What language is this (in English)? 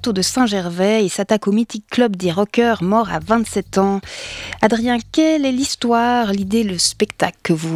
French